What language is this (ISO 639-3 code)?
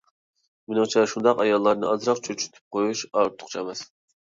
uig